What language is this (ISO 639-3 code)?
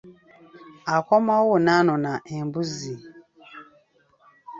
lug